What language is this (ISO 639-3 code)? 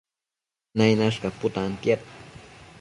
mcf